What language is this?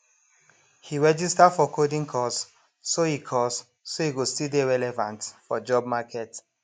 Nigerian Pidgin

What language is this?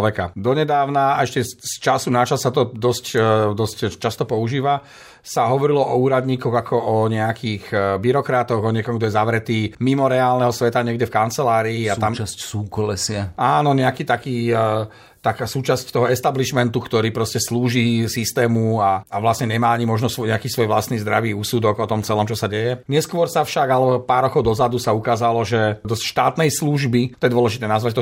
Slovak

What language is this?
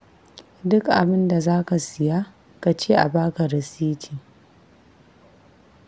Hausa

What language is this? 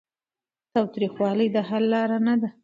Pashto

